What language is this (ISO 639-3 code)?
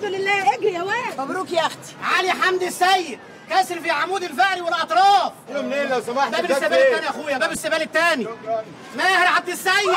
ara